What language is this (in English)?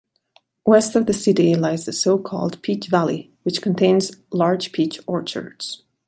English